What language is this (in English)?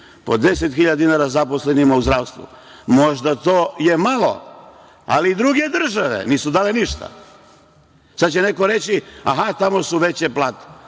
Serbian